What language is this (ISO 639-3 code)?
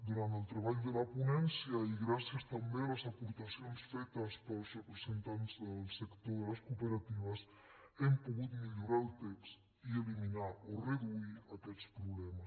cat